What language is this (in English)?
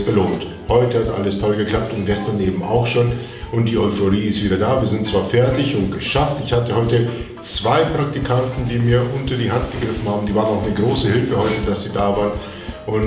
German